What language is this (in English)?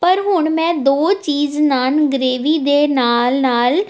Punjabi